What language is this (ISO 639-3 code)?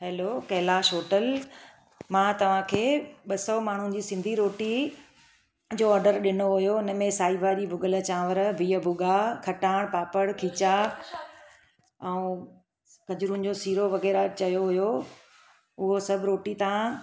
snd